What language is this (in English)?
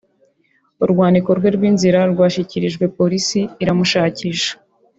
Kinyarwanda